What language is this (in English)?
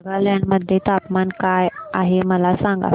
Marathi